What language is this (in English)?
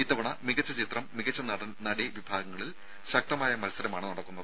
Malayalam